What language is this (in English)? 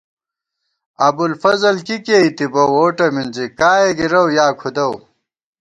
Gawar-Bati